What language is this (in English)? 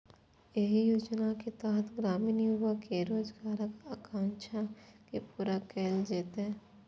Maithili